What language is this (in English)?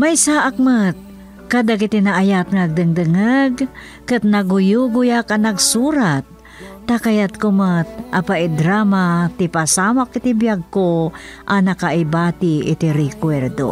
Filipino